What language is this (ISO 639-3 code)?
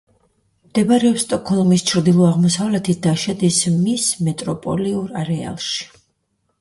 kat